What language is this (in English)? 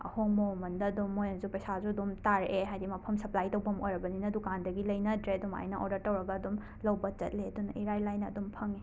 Manipuri